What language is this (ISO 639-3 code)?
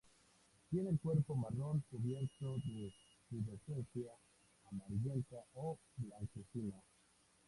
spa